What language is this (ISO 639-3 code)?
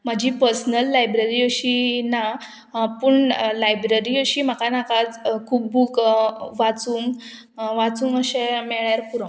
kok